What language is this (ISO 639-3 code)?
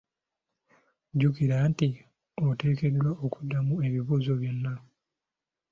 lug